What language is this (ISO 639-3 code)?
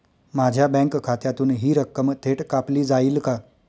mar